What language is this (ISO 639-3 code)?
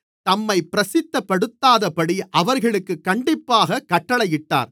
tam